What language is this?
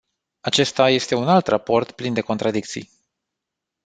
Romanian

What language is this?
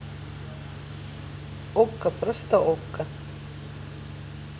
Russian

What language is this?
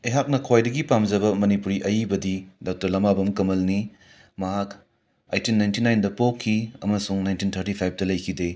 Manipuri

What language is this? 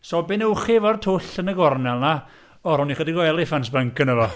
Welsh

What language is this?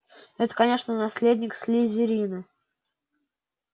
Russian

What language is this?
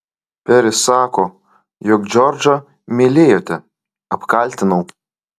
Lithuanian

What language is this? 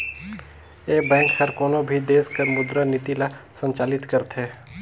Chhattisgarhi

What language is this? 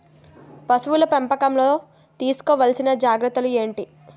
Telugu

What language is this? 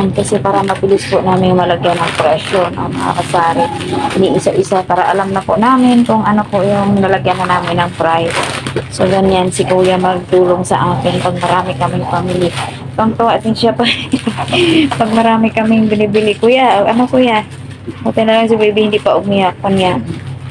Filipino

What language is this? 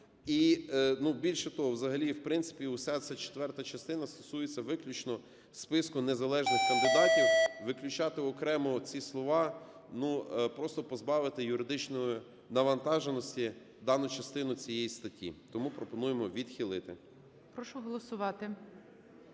Ukrainian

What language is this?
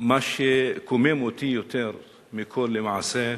Hebrew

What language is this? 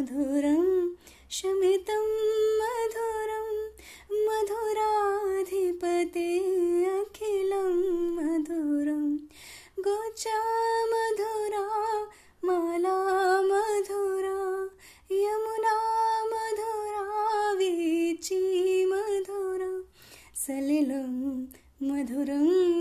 Hindi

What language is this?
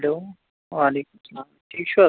Kashmiri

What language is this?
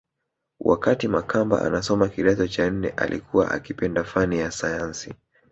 Swahili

